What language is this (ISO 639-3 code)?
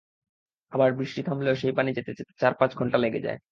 ben